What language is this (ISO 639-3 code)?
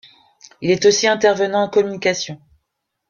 fra